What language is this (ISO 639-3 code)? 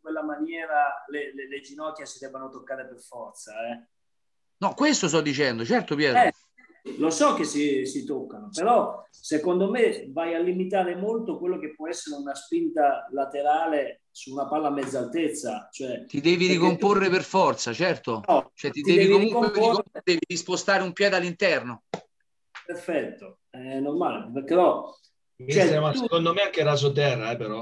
ita